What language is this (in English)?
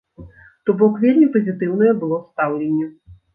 Belarusian